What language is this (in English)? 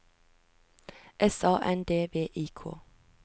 Norwegian